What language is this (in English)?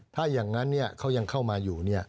Thai